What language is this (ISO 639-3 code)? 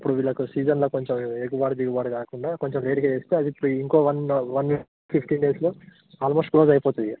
tel